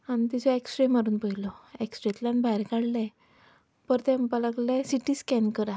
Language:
Konkani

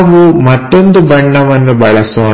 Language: Kannada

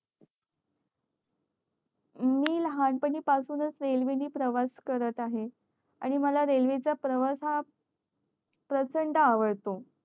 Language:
Marathi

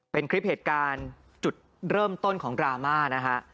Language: Thai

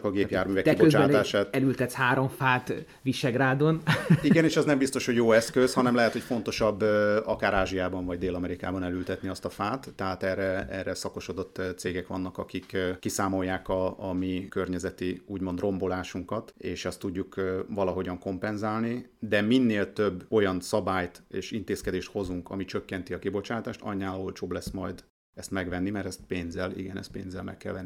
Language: Hungarian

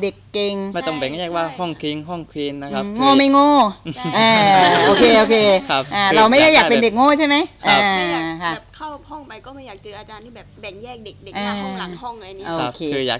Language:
Thai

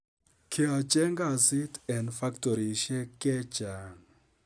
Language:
Kalenjin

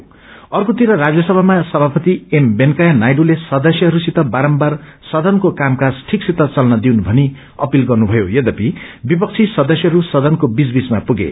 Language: Nepali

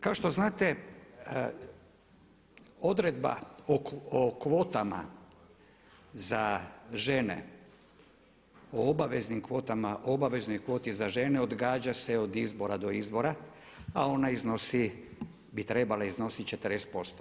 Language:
Croatian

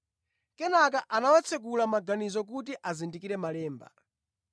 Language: Nyanja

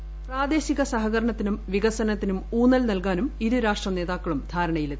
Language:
Malayalam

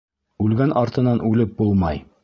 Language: Bashkir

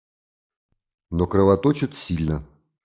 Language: Russian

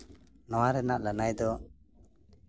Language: Santali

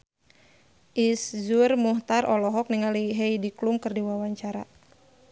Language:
Sundanese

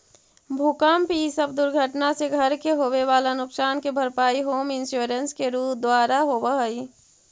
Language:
Magahi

